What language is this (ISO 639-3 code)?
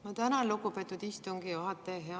est